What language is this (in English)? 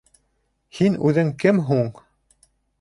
Bashkir